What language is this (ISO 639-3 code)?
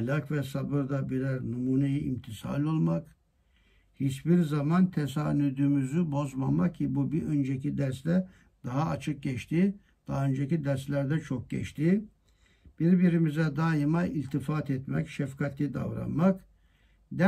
tur